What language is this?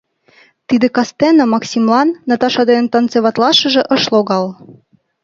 Mari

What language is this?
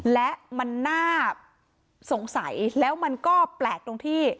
Thai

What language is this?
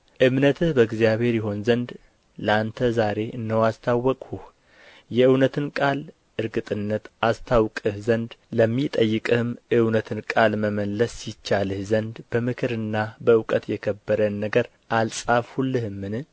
Amharic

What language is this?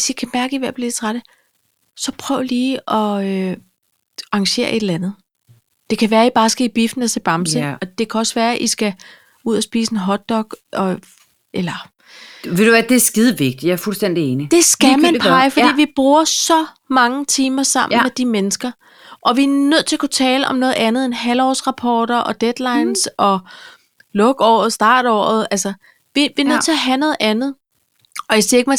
Danish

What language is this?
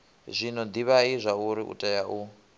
Venda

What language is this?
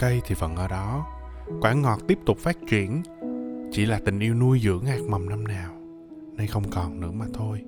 Vietnamese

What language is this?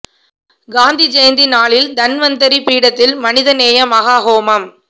Tamil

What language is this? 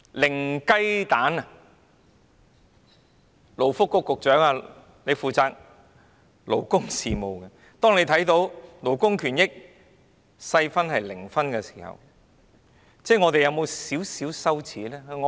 Cantonese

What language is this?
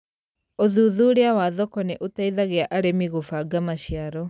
Kikuyu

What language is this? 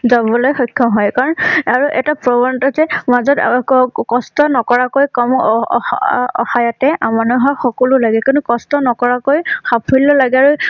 Assamese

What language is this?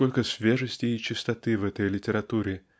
Russian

